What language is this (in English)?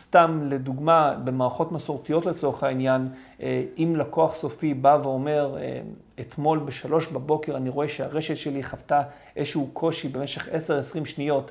Hebrew